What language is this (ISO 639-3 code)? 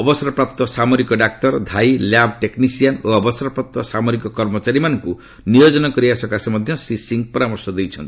ori